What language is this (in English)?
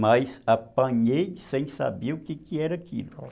Portuguese